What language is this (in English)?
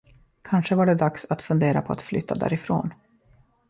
Swedish